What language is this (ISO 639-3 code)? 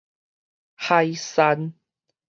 nan